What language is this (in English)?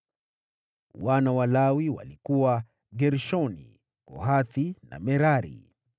Swahili